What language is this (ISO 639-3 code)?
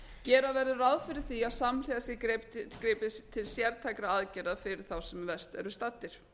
isl